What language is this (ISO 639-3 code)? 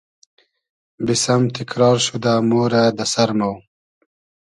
haz